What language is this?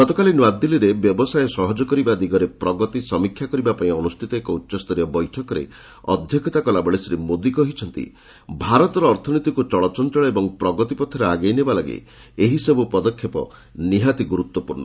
Odia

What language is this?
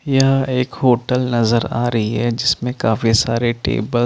Hindi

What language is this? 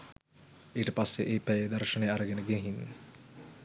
Sinhala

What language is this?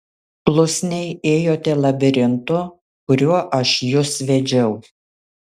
Lithuanian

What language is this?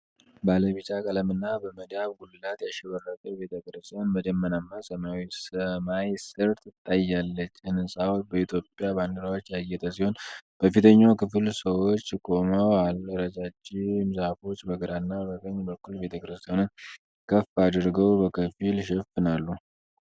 Amharic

